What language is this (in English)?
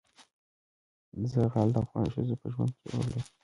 Pashto